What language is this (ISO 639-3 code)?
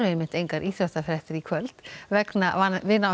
isl